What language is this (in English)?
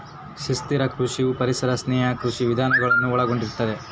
Kannada